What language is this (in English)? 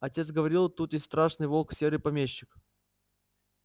Russian